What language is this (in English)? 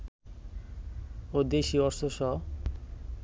Bangla